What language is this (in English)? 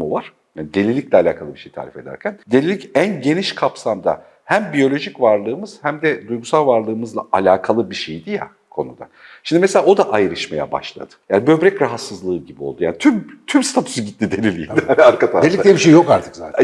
Turkish